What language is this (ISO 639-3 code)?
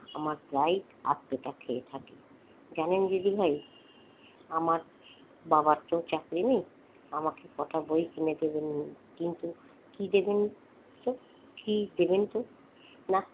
ben